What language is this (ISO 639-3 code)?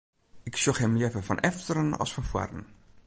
fry